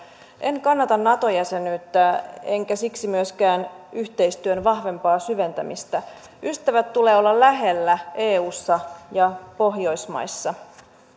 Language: Finnish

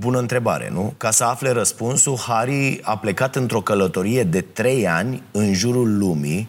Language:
Romanian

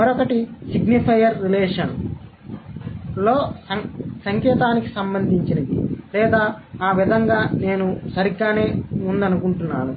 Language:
Telugu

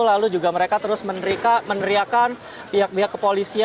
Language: Indonesian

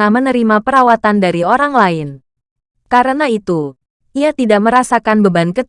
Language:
Indonesian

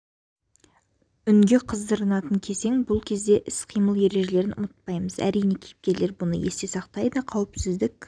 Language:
Kazakh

